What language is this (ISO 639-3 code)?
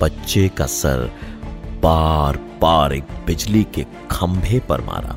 hin